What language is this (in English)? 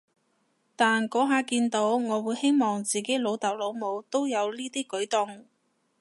Cantonese